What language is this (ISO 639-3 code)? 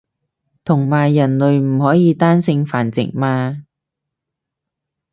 yue